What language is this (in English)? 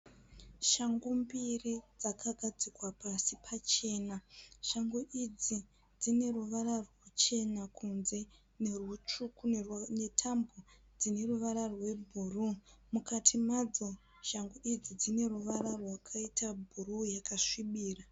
Shona